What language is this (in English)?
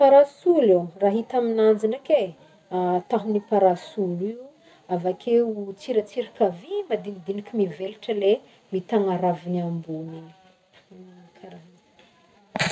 Northern Betsimisaraka Malagasy